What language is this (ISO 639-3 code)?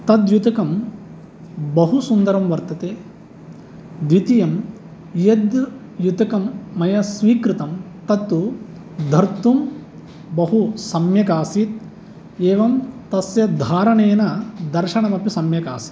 san